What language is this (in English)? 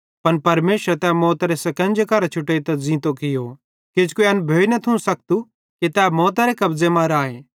Bhadrawahi